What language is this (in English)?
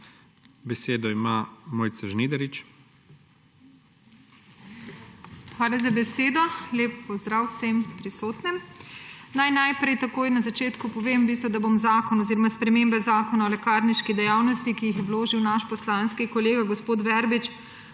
Slovenian